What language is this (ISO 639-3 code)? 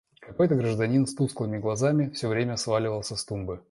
rus